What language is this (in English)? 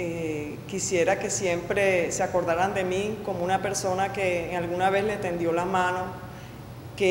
Spanish